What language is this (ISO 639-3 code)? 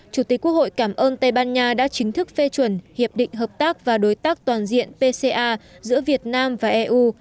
vie